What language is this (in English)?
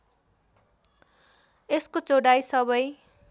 Nepali